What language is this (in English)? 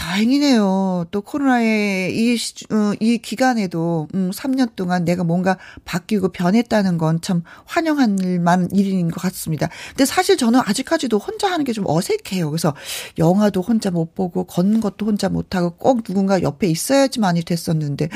Korean